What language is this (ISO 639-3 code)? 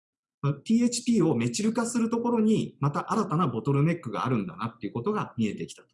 jpn